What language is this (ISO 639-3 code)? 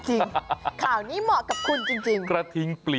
tha